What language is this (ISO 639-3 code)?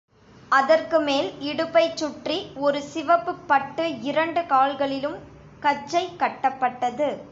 tam